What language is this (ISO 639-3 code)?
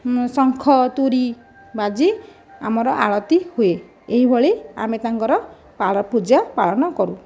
ori